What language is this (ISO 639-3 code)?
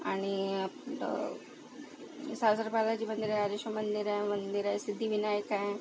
mar